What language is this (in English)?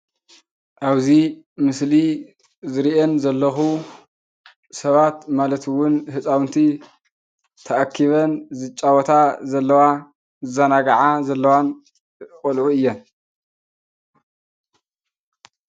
Tigrinya